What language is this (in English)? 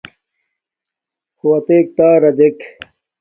Domaaki